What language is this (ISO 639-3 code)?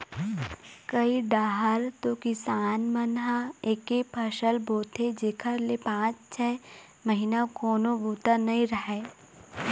hne